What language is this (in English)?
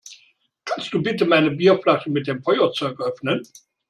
German